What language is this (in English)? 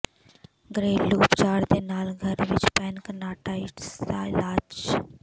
Punjabi